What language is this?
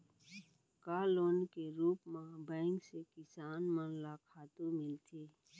Chhattisgarhi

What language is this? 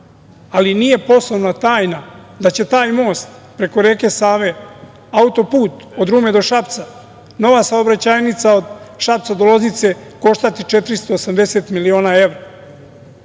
Serbian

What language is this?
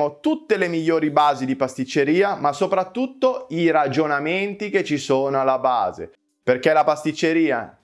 Italian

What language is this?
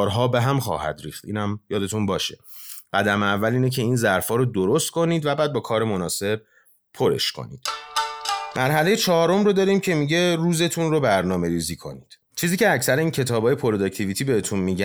Persian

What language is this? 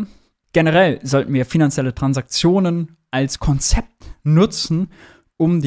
German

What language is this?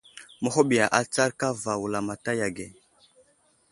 Wuzlam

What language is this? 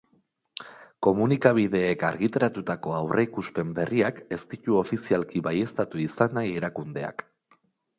Basque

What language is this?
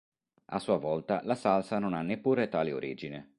Italian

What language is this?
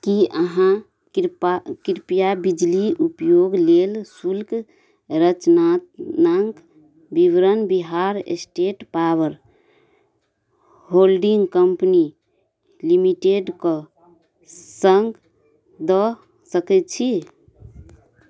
Maithili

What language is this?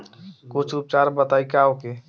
Bhojpuri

